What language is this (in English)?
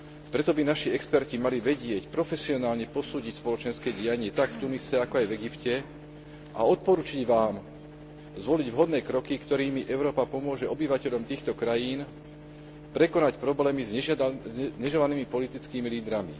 Slovak